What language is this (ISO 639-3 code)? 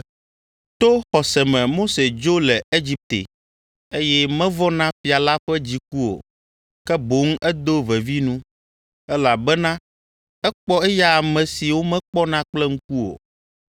ewe